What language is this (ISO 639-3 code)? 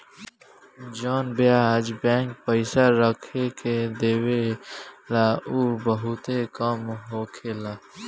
bho